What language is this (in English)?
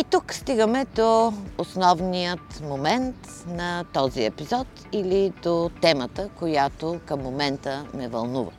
Bulgarian